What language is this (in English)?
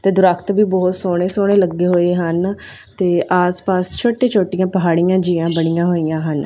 Punjabi